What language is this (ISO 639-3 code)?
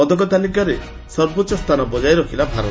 ori